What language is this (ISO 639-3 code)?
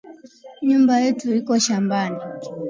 swa